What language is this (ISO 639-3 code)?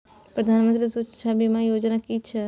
mai